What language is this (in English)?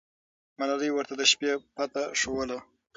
Pashto